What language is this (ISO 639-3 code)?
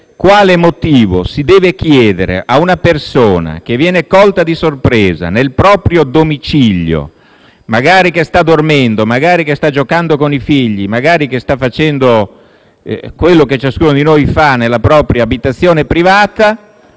ita